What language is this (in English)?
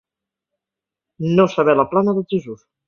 Catalan